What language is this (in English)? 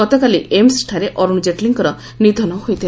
Odia